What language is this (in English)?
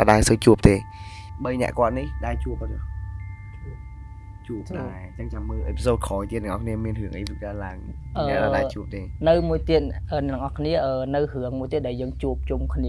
Vietnamese